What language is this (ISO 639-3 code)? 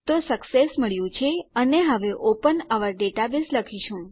guj